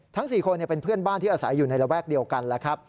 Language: Thai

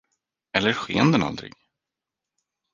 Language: Swedish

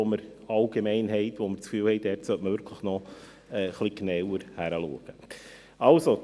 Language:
Swiss German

